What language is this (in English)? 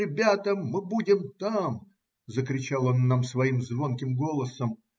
Russian